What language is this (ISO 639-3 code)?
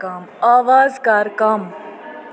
kas